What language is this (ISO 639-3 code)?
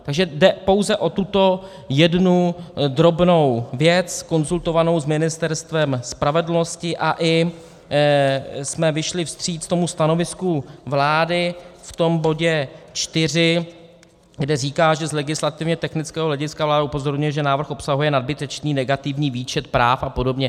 ces